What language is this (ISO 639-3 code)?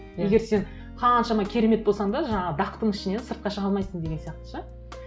kaz